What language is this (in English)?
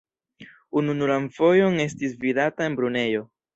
Esperanto